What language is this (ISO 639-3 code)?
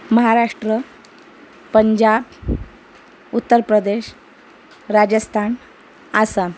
mar